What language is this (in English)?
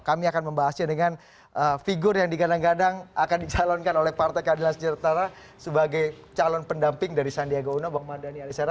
Indonesian